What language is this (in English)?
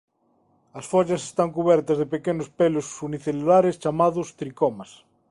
Galician